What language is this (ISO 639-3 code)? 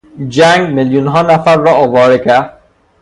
fas